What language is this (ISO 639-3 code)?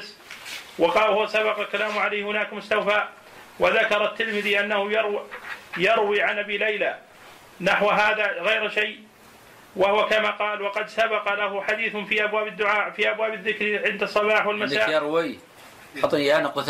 ara